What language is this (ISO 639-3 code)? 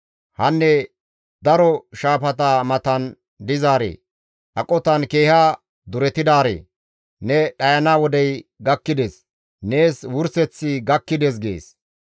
gmv